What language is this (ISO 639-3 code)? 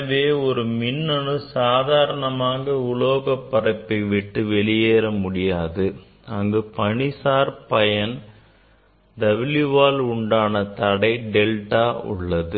tam